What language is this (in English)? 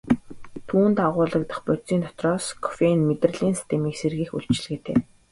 Mongolian